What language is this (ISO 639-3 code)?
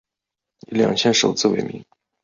zho